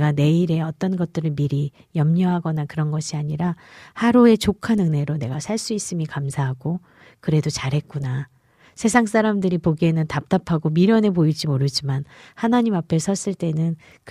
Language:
Korean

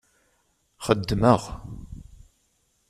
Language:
Kabyle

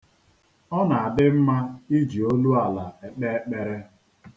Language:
Igbo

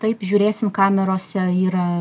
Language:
Lithuanian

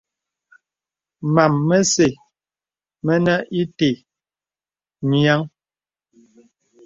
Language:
Bebele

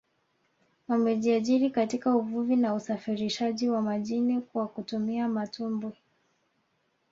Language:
Swahili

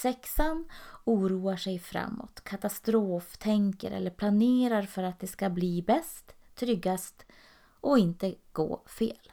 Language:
Swedish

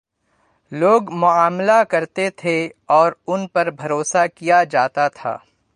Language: Urdu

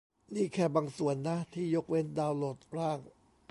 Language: Thai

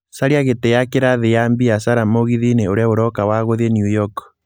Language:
Kikuyu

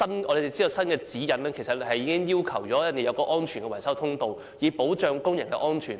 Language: Cantonese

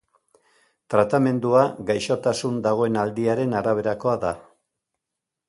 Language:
Basque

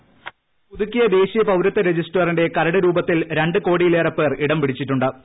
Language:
Malayalam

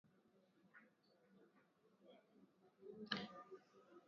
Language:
Swahili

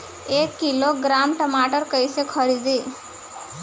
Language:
Bhojpuri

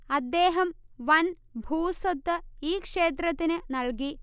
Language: Malayalam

